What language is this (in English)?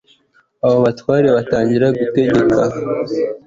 Kinyarwanda